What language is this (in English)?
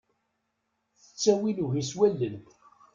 Kabyle